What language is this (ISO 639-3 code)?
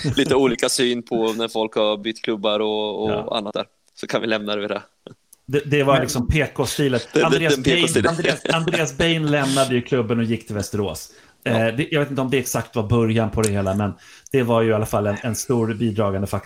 swe